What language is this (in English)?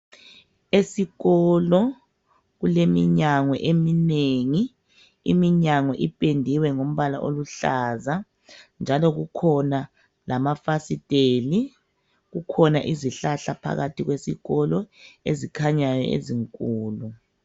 North Ndebele